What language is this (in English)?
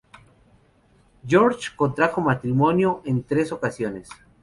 Spanish